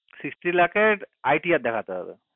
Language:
Bangla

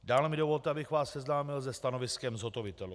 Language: Czech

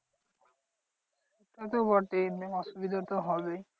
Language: Bangla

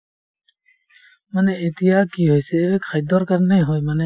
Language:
Assamese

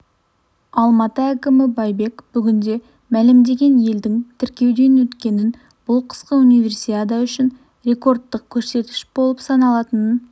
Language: Kazakh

